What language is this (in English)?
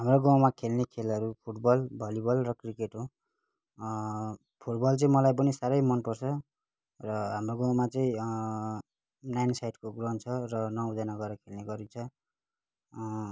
Nepali